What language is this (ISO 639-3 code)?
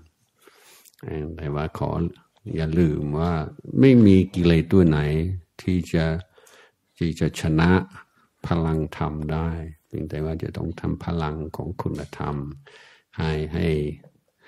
tha